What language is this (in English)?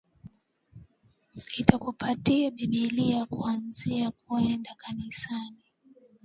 Swahili